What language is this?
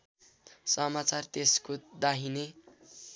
Nepali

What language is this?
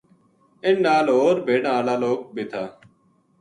Gujari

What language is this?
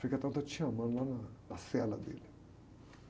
Portuguese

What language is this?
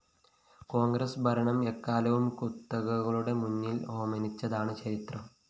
Malayalam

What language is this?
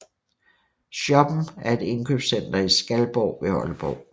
Danish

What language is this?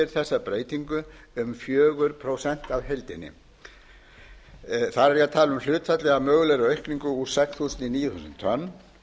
Icelandic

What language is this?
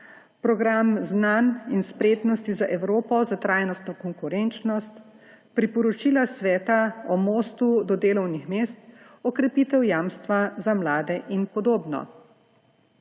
Slovenian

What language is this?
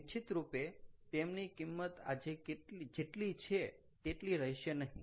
Gujarati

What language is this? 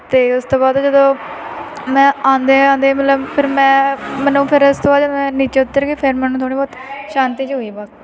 Punjabi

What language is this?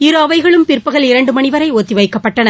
Tamil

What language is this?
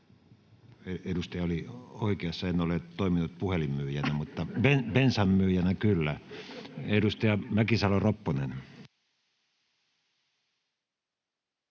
Finnish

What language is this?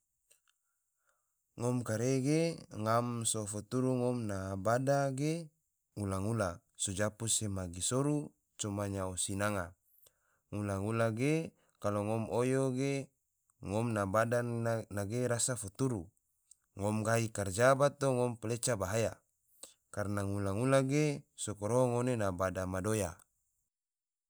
Tidore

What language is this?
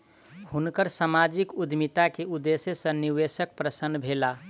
Maithili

